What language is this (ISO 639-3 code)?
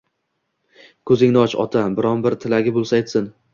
uzb